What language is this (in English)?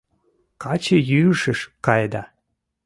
Mari